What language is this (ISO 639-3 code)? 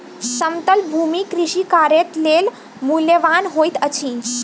mai